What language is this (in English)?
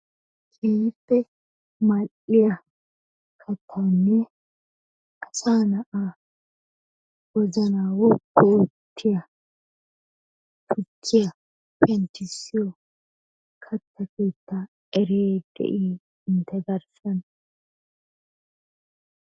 Wolaytta